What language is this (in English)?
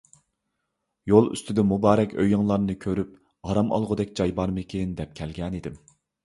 Uyghur